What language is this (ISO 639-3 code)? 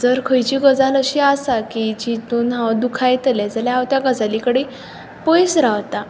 kok